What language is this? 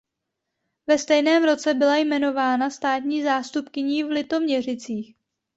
Czech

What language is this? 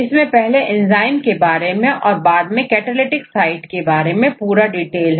Hindi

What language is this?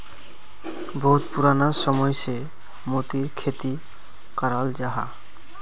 Magahi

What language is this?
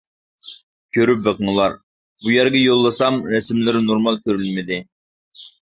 Uyghur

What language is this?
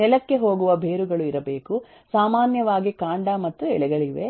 Kannada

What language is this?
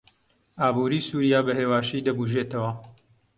Central Kurdish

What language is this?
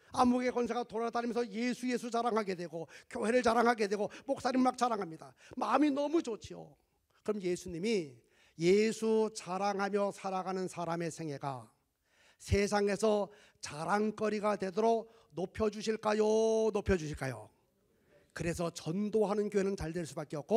Korean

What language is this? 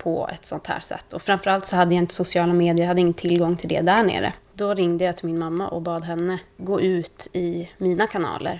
Swedish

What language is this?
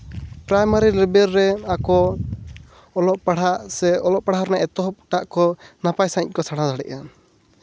Santali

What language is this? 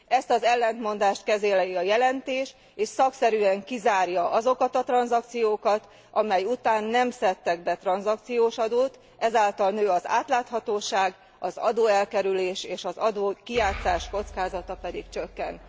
Hungarian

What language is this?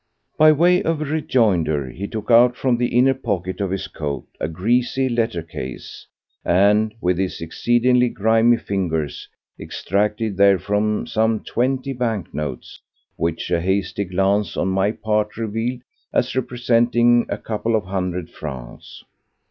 English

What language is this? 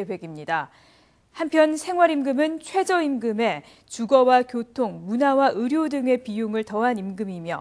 Korean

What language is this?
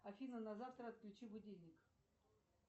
Russian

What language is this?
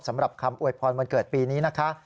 Thai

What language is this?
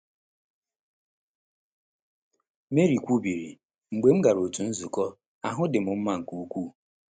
Igbo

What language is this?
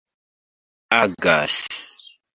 Esperanto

